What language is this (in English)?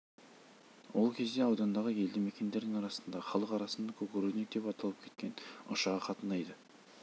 Kazakh